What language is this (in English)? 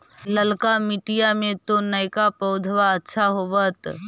Magahi